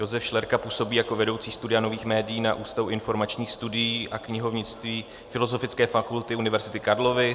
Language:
Czech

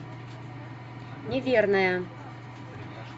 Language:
Russian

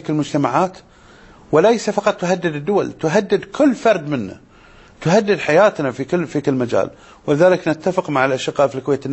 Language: Arabic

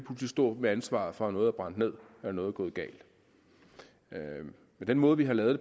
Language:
Danish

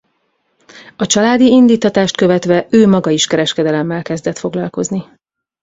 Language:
Hungarian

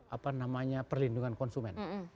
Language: Indonesian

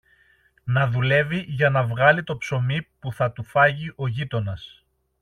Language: Greek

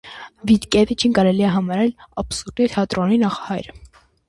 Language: Armenian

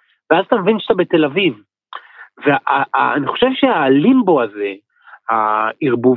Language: Hebrew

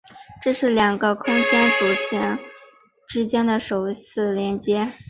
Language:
Chinese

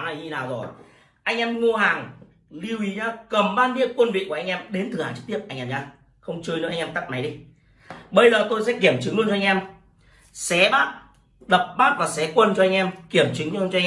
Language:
Vietnamese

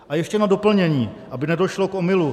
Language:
Czech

